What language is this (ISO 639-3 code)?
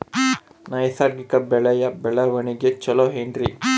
kan